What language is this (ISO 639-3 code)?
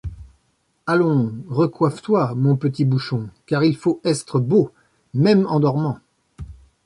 fra